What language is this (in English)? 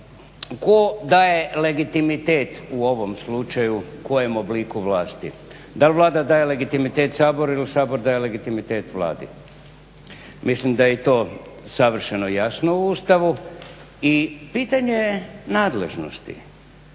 Croatian